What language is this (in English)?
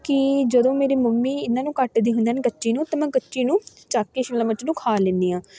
Punjabi